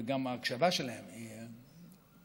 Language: Hebrew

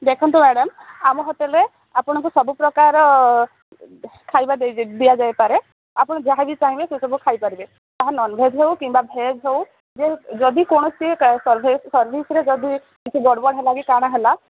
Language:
Odia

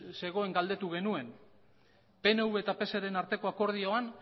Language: Basque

